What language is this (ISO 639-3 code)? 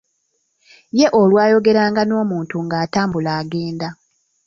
lug